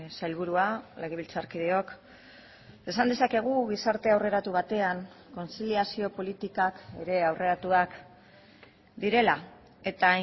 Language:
Basque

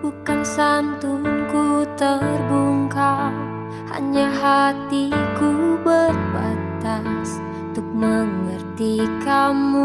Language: Indonesian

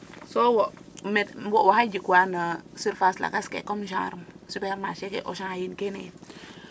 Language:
Serer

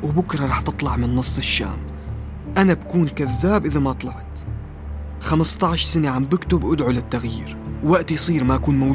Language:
Arabic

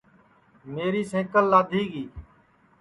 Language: Sansi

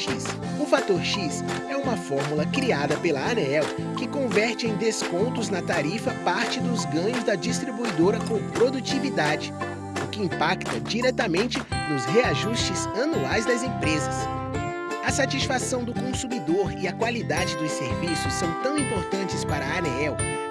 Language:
Portuguese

